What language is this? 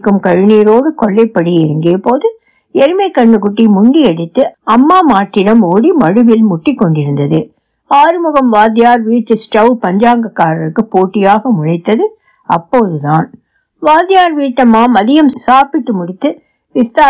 Tamil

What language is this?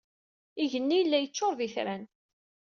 Kabyle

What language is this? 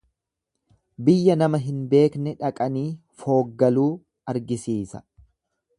Oromo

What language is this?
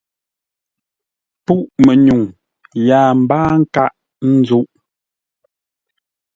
Ngombale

